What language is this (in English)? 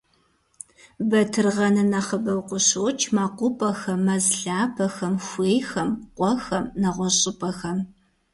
Kabardian